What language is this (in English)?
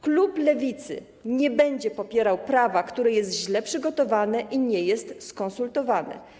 Polish